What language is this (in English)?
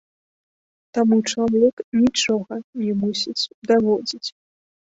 Belarusian